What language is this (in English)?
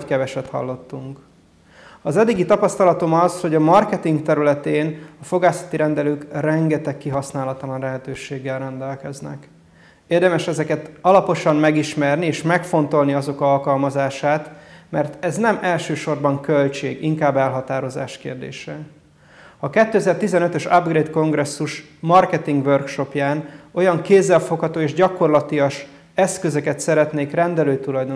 Hungarian